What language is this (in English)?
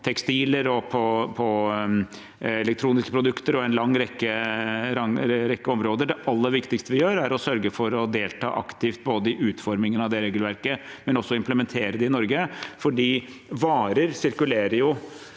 Norwegian